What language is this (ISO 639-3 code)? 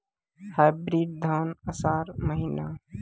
mai